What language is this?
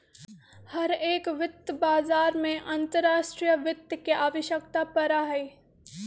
Magahi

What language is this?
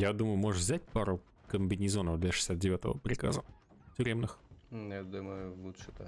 Russian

